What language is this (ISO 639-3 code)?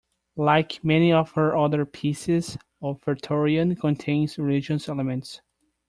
eng